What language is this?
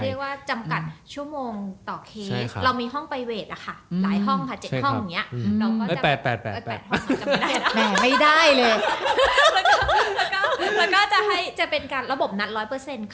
Thai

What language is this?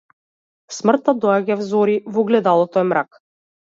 Macedonian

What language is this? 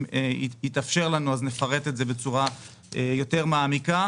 Hebrew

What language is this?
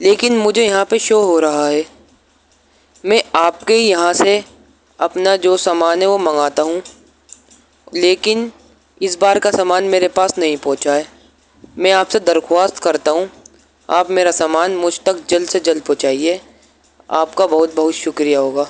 Urdu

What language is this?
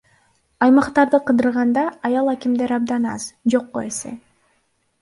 Kyrgyz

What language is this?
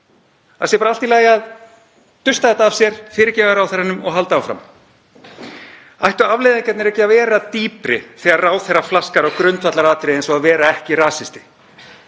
Icelandic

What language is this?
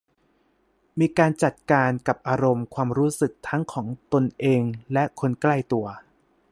Thai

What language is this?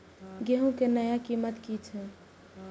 Maithili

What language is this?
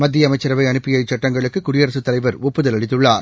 Tamil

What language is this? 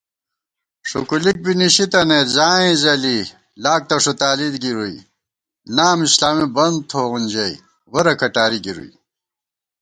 Gawar-Bati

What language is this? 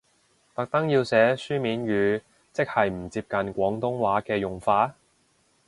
Cantonese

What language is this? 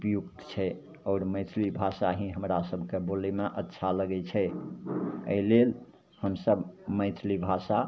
Maithili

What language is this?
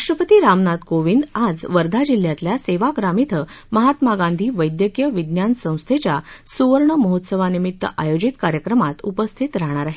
Marathi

